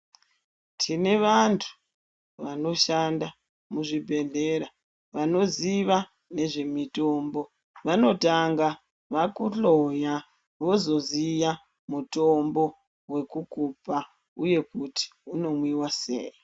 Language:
Ndau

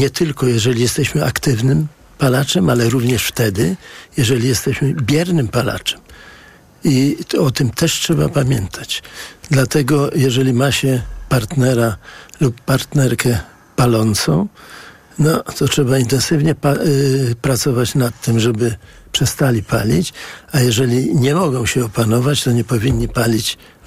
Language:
Polish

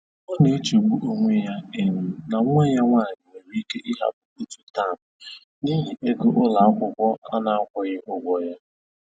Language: Igbo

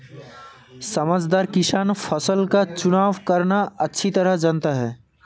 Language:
Hindi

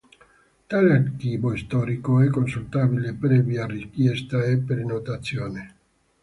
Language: Italian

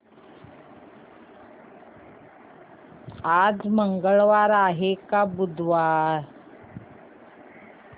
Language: Marathi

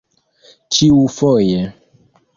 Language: Esperanto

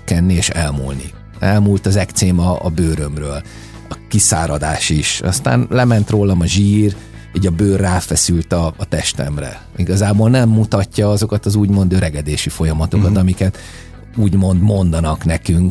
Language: Hungarian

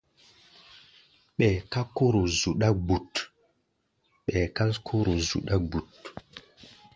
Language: Gbaya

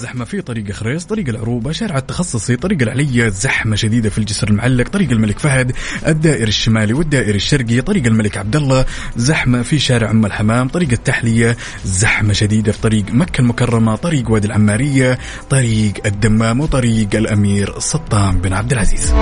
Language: Arabic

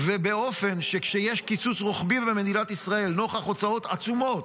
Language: Hebrew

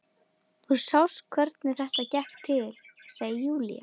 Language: Icelandic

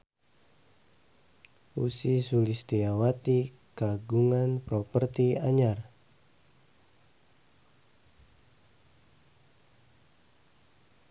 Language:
Sundanese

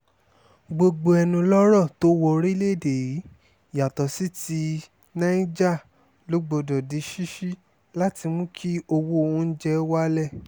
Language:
Yoruba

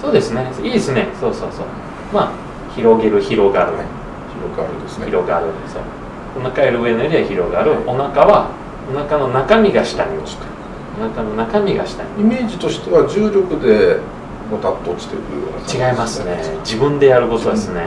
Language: Japanese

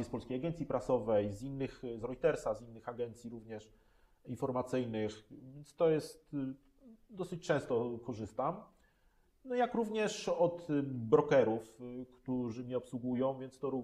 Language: Polish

